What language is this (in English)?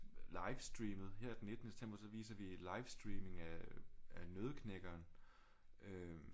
Danish